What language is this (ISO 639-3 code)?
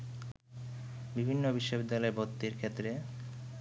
ben